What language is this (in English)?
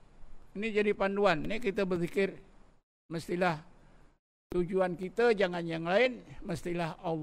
Malay